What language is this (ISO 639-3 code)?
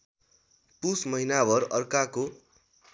nep